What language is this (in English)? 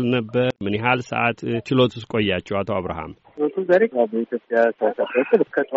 Amharic